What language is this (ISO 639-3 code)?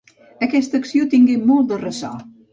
cat